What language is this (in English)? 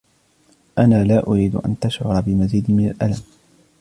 Arabic